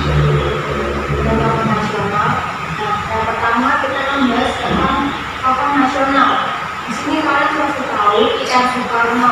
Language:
Indonesian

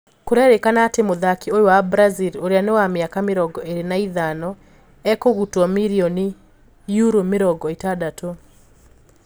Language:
Kikuyu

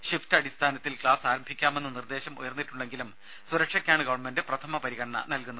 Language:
Malayalam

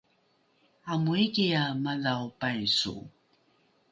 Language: Rukai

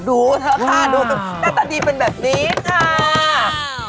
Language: Thai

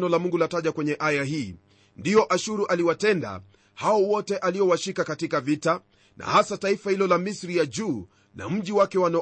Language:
Swahili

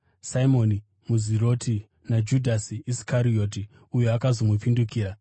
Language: Shona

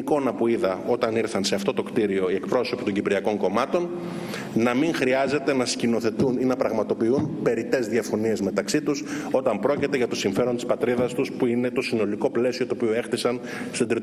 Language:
Greek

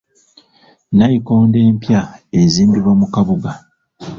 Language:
Ganda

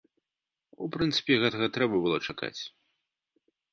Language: Belarusian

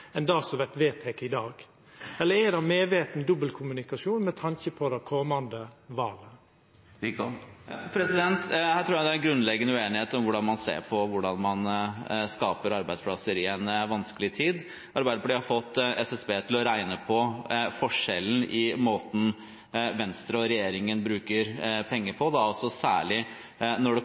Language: Norwegian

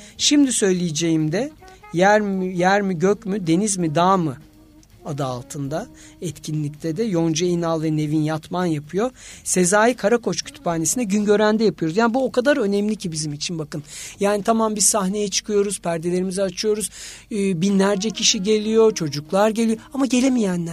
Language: Turkish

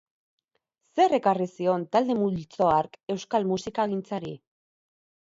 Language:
Basque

